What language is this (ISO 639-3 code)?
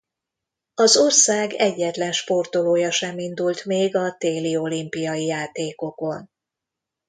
hun